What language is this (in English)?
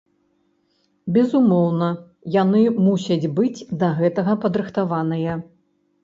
Belarusian